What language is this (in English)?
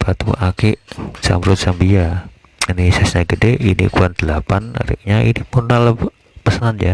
Indonesian